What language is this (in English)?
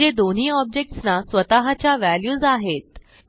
Marathi